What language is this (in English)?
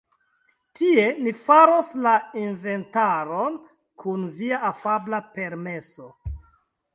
Esperanto